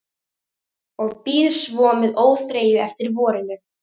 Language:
Icelandic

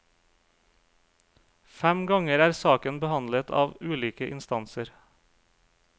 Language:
Norwegian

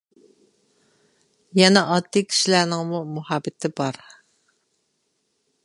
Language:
Uyghur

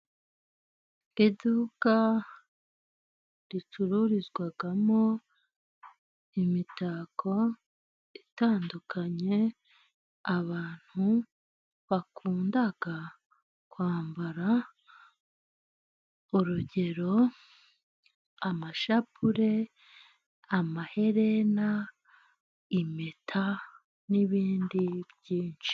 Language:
Kinyarwanda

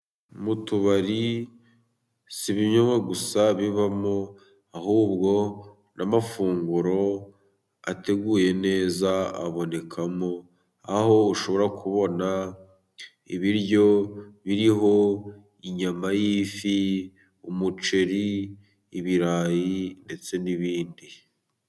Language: Kinyarwanda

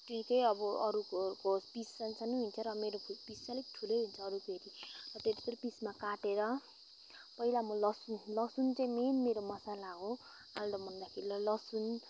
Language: Nepali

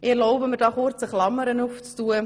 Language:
Swiss German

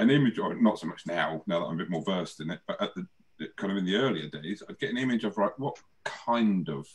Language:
English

